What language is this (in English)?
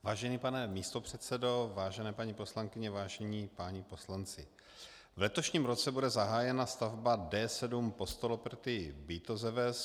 Czech